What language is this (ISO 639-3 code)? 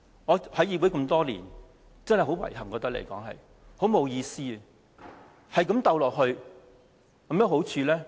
yue